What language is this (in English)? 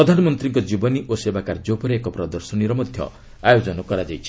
Odia